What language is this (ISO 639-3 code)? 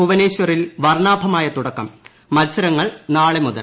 mal